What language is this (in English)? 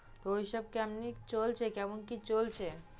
Bangla